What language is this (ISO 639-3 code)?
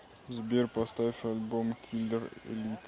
rus